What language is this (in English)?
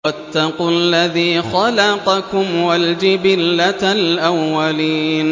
Arabic